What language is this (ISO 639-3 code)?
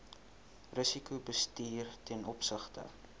afr